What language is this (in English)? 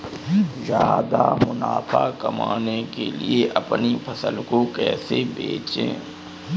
Hindi